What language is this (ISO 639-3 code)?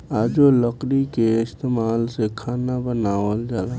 bho